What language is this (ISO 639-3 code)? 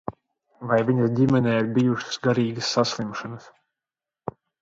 lav